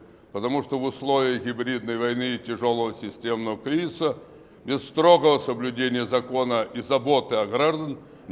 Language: Russian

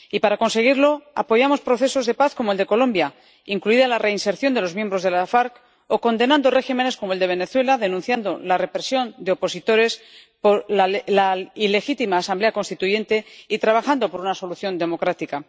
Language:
Spanish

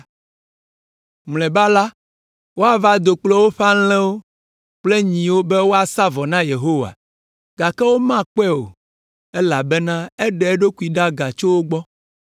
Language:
Ewe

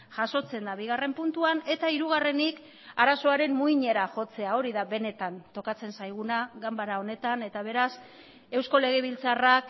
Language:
Basque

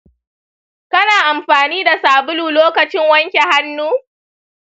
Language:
Hausa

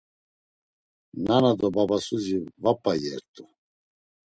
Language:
Laz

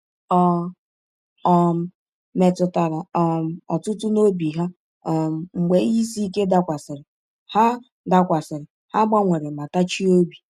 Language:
Igbo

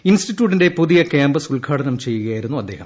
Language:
Malayalam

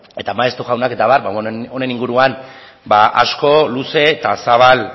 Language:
Basque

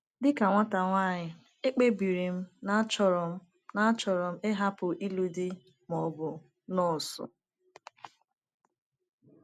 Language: Igbo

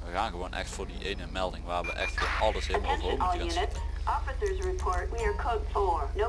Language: Dutch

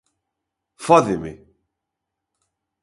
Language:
Galician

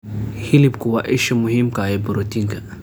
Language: Somali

